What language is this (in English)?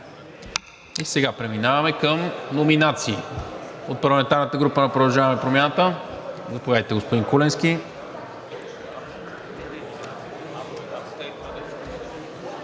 Bulgarian